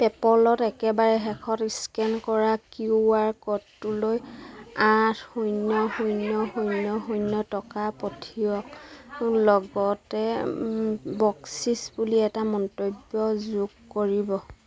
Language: Assamese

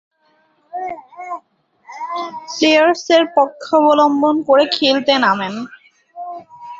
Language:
Bangla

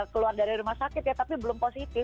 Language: Indonesian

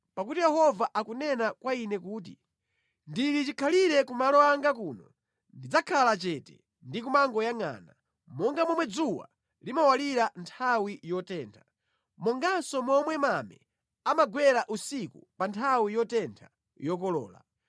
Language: Nyanja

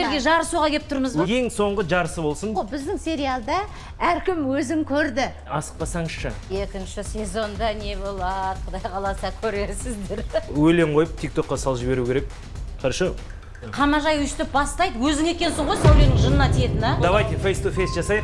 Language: Turkish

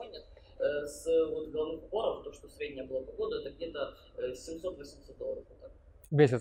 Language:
Russian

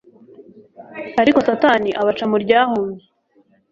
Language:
Kinyarwanda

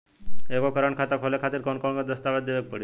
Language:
Bhojpuri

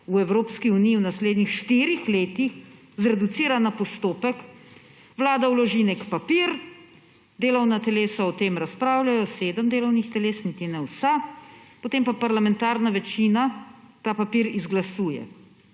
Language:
Slovenian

